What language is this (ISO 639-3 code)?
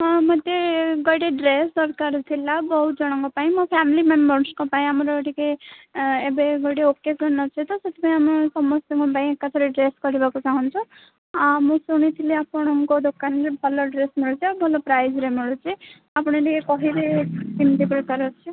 ori